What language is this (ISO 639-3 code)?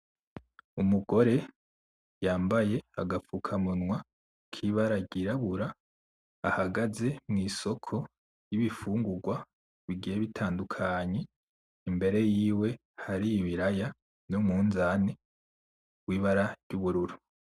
run